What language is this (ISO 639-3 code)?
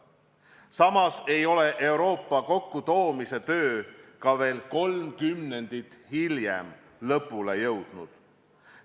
est